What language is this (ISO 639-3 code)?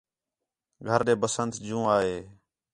xhe